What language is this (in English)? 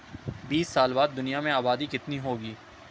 Urdu